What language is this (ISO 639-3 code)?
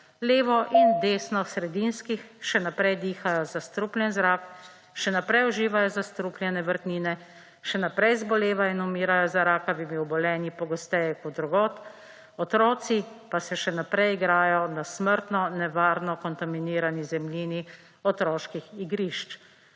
slv